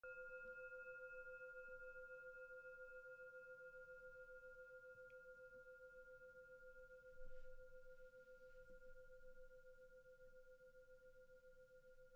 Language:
Dutch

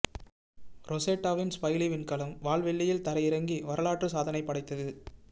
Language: Tamil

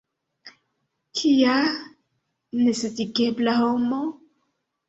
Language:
Esperanto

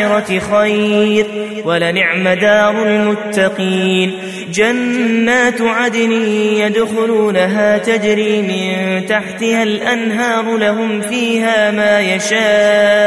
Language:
Arabic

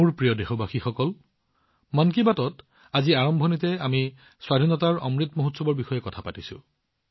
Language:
Assamese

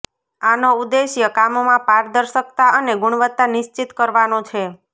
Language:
Gujarati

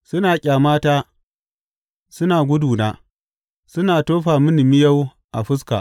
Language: Hausa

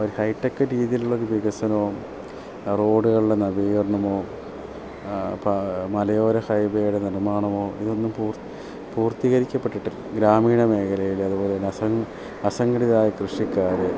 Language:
Malayalam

